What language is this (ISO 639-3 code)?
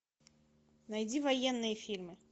rus